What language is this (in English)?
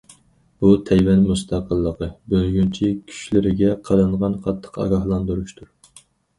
Uyghur